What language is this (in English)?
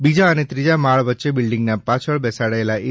Gujarati